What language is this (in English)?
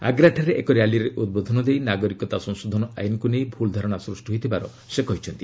Odia